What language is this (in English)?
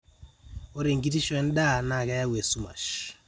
Masai